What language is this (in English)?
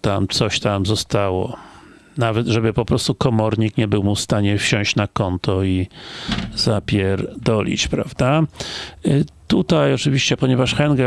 Polish